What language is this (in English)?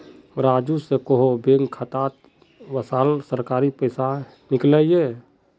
Magahi